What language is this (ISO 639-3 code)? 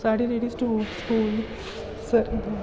doi